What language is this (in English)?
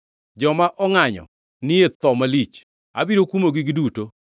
Luo (Kenya and Tanzania)